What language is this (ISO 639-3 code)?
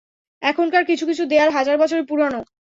ben